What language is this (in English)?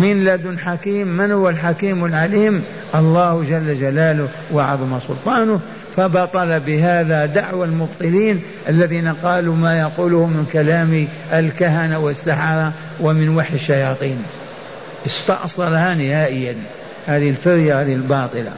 Arabic